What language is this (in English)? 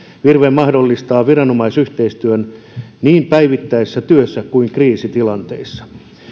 Finnish